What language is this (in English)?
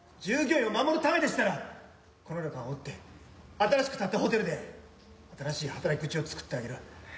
Japanese